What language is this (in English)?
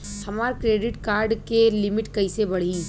Bhojpuri